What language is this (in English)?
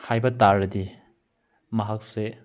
Manipuri